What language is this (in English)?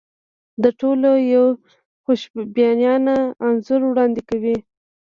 Pashto